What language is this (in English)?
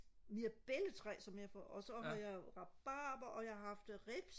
Danish